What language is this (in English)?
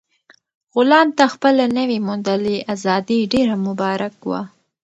Pashto